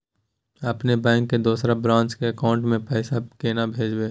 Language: Maithili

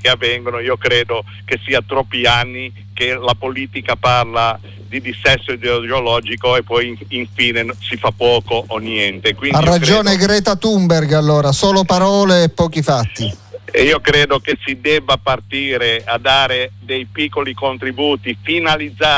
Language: Italian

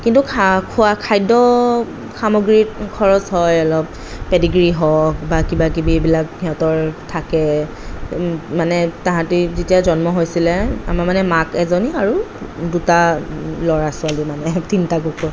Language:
Assamese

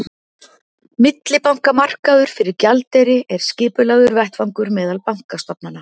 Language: Icelandic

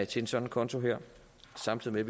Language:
Danish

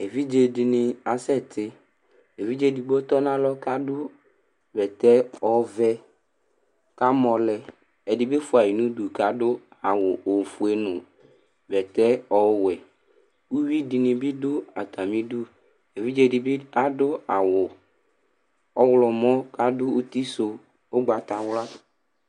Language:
Ikposo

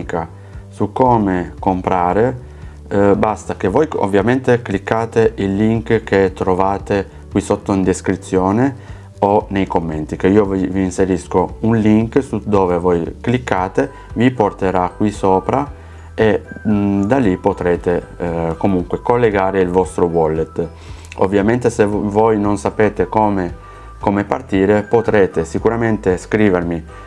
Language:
Italian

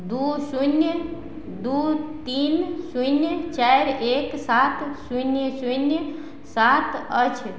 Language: Maithili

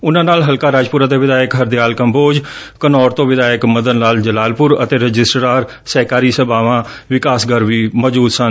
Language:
Punjabi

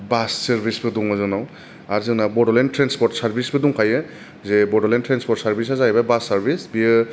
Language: Bodo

